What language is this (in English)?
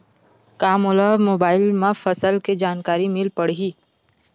Chhattisgarhi